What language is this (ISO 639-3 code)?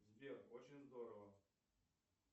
rus